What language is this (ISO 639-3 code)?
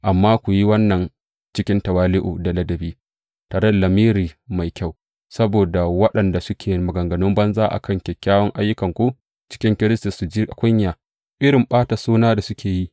hau